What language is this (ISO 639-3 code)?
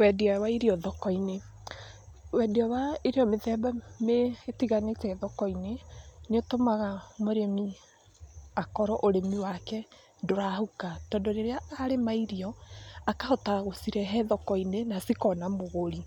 kik